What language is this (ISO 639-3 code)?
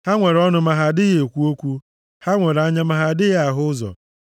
ibo